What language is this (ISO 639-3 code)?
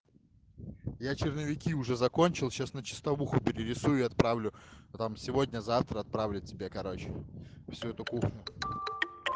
rus